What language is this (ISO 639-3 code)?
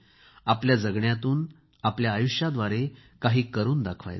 mar